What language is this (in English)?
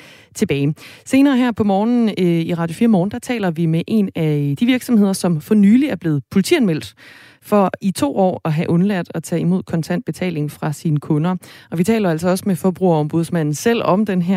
Danish